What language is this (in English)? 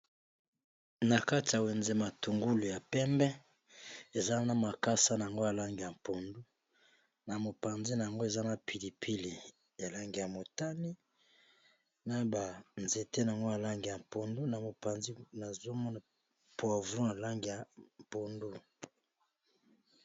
Lingala